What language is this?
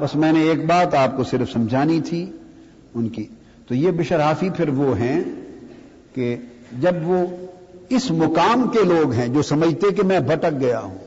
Urdu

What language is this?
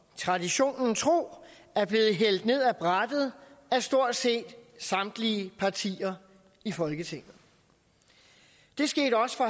Danish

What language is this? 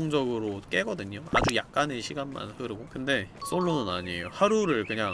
Korean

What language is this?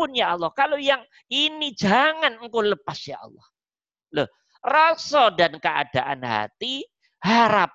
Indonesian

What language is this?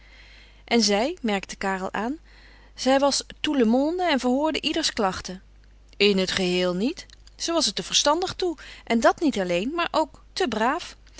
Dutch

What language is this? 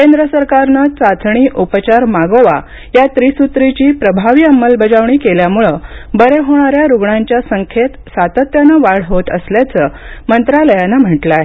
Marathi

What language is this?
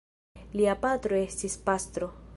Esperanto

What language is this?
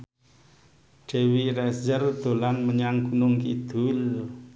Javanese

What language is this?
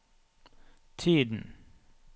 Norwegian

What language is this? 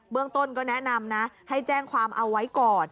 Thai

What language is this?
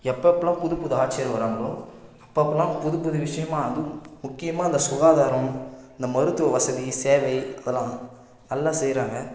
Tamil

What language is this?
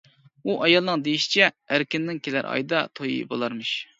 Uyghur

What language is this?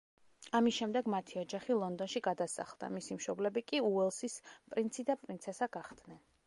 Georgian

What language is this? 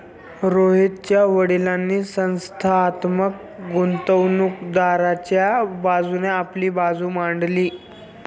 Marathi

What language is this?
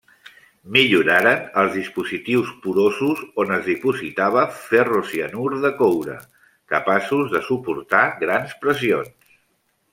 Catalan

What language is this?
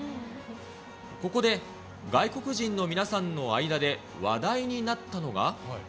Japanese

